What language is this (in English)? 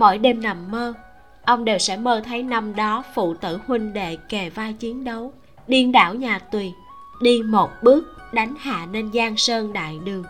Vietnamese